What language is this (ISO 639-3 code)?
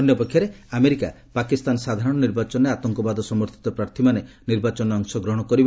ori